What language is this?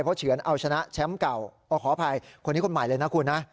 Thai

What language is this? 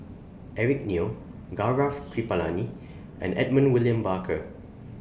English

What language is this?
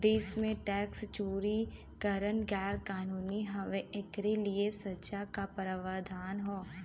Bhojpuri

